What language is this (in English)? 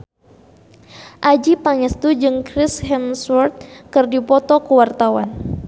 Sundanese